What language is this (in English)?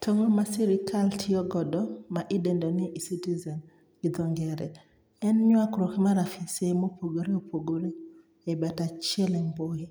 Luo (Kenya and Tanzania)